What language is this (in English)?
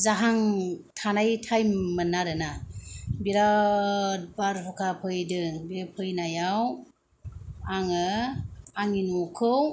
Bodo